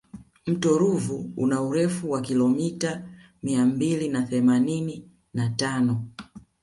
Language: Swahili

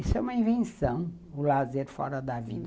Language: Portuguese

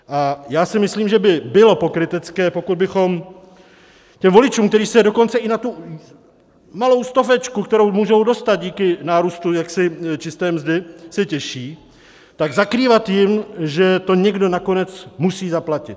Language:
Czech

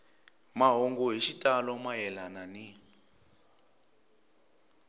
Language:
Tsonga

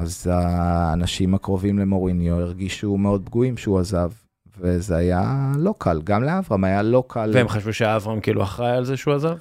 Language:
Hebrew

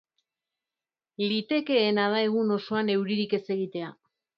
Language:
Basque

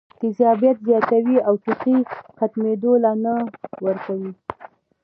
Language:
Pashto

